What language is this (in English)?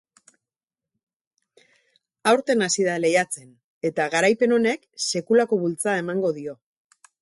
Basque